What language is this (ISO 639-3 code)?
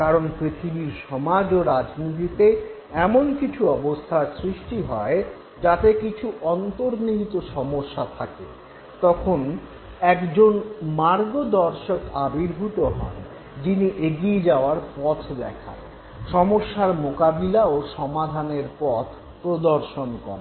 ben